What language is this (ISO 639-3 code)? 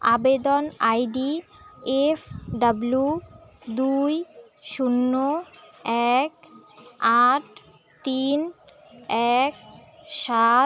ben